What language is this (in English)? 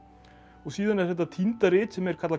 Icelandic